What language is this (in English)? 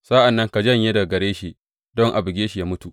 Hausa